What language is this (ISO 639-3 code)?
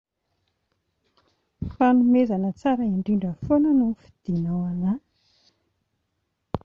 mlg